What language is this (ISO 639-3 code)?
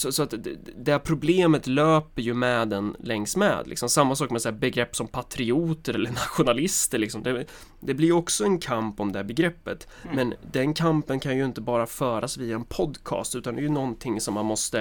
swe